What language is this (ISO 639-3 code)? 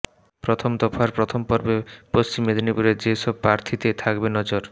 ben